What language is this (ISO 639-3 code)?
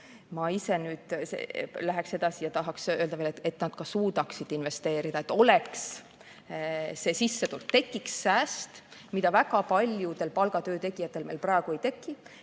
est